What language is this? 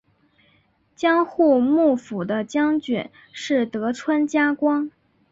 Chinese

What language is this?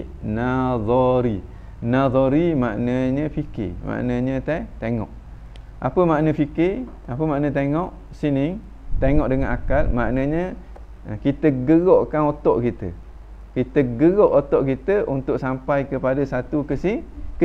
Malay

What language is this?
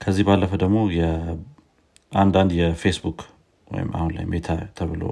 Amharic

